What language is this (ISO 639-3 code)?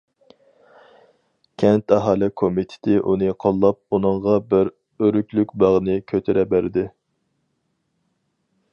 uig